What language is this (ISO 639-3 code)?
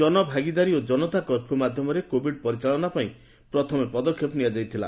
ori